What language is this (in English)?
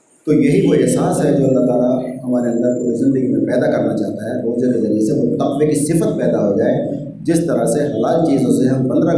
Urdu